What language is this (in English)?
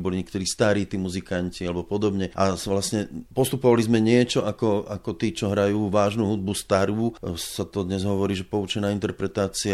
Slovak